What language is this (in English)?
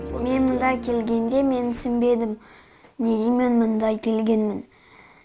Kazakh